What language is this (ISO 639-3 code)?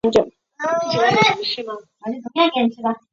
zho